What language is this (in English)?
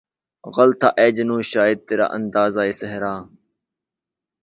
Urdu